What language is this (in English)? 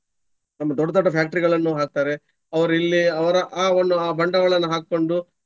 Kannada